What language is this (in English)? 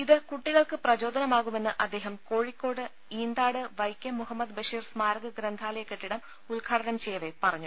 Malayalam